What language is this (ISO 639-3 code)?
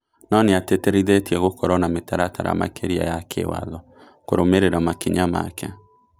kik